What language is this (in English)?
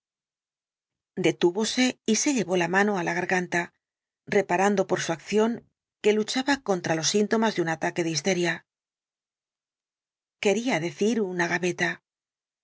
Spanish